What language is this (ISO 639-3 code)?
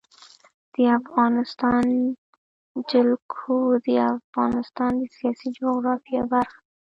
pus